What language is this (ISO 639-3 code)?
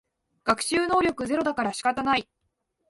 jpn